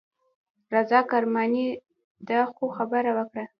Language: Pashto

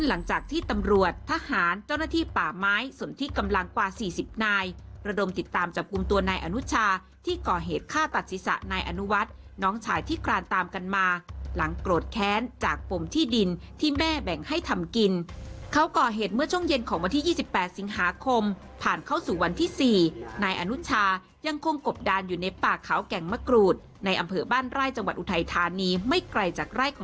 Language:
Thai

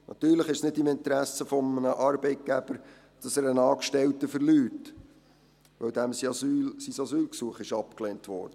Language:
Swiss German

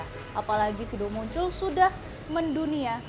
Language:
Indonesian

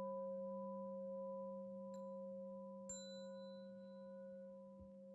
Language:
Vietnamese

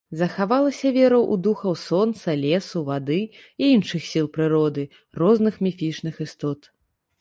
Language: Belarusian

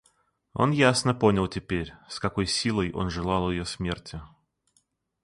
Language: Russian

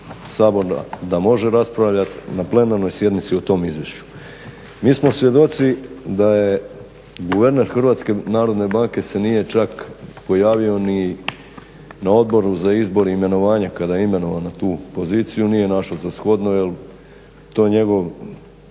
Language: Croatian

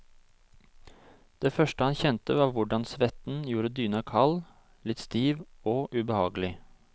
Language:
Norwegian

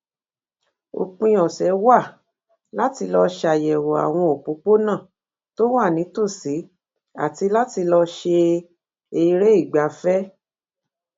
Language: Yoruba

